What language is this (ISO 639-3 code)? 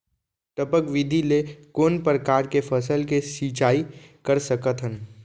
hne